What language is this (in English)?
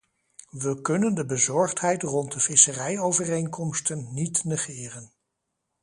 Dutch